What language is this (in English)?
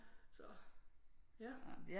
Danish